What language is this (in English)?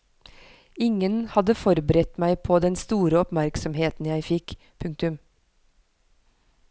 Norwegian